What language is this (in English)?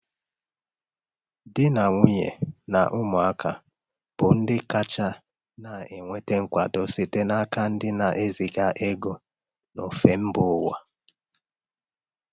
Igbo